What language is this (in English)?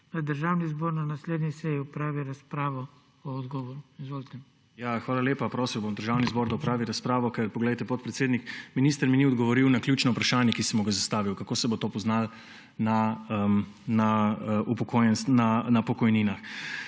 Slovenian